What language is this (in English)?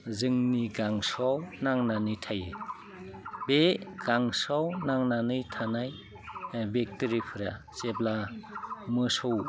Bodo